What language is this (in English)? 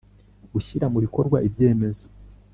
Kinyarwanda